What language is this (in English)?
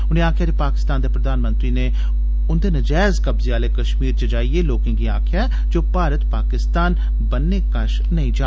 Dogri